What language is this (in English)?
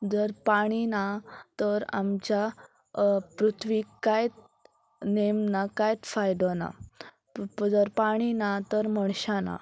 Konkani